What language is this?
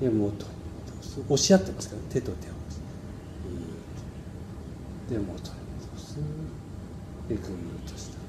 Japanese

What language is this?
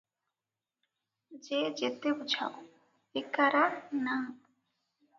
Odia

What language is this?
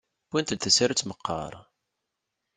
Kabyle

